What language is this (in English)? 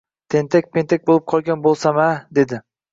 Uzbek